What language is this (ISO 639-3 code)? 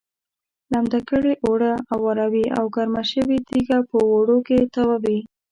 pus